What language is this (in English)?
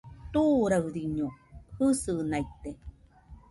Nüpode Huitoto